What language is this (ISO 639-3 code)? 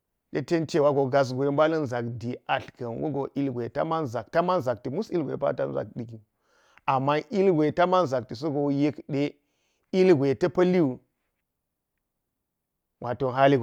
gyz